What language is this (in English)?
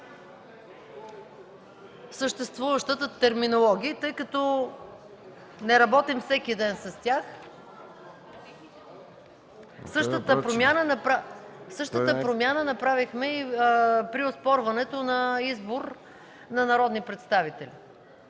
Bulgarian